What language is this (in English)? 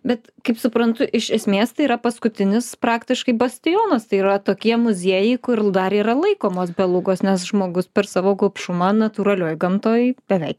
Lithuanian